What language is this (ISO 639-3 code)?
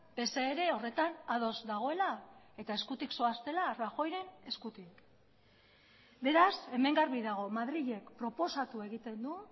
eus